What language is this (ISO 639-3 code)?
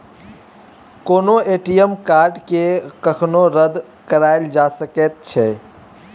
mai